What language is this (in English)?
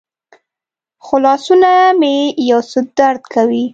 Pashto